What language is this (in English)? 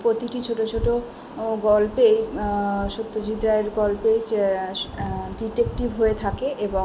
Bangla